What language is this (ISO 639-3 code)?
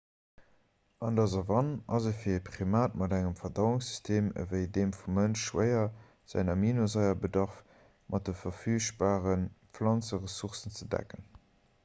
ltz